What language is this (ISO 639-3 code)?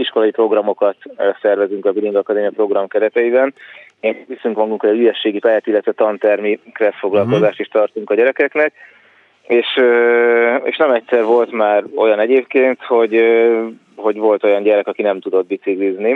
hun